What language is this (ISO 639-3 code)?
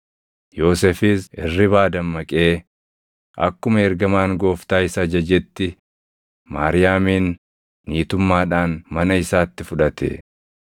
orm